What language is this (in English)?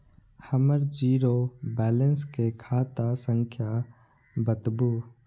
Maithili